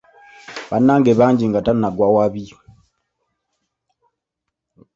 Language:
Ganda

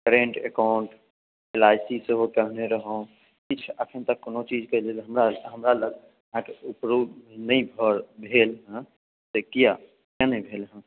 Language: Maithili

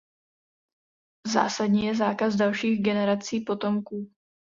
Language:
Czech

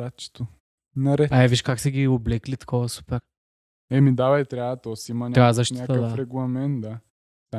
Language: Bulgarian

